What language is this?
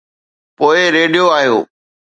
Sindhi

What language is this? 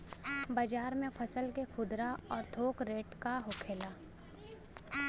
Bhojpuri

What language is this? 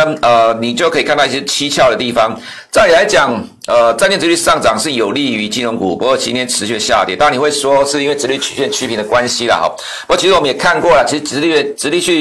Chinese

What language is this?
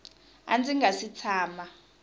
Tsonga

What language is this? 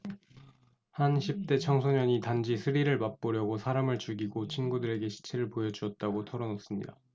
Korean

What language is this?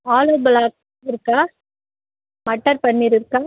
Tamil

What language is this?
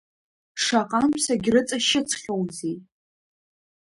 Abkhazian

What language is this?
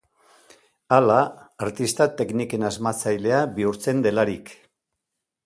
Basque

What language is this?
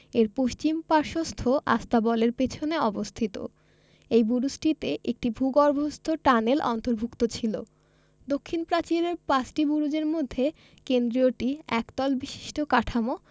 Bangla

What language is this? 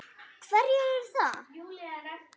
Icelandic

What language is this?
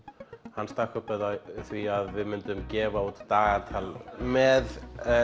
Icelandic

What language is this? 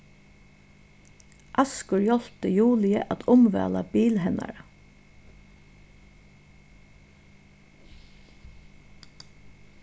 Faroese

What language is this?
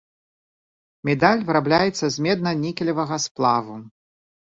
Belarusian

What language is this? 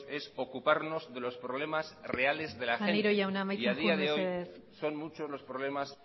Spanish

